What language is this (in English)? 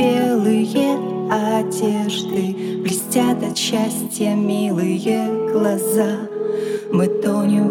Russian